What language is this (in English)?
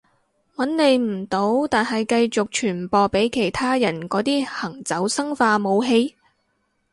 Cantonese